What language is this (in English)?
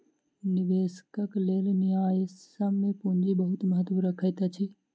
Maithili